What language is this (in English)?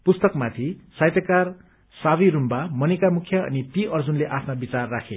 Nepali